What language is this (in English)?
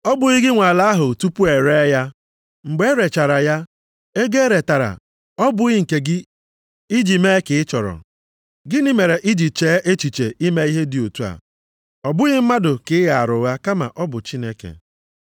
Igbo